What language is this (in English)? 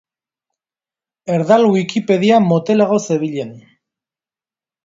Basque